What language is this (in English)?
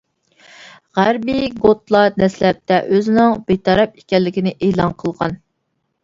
Uyghur